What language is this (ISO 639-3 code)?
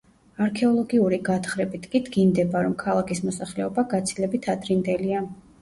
kat